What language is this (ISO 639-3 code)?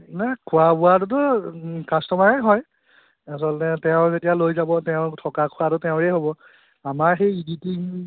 asm